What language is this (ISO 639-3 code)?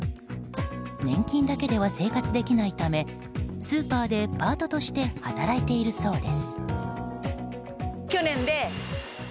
jpn